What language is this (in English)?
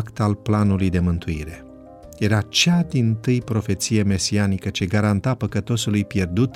Romanian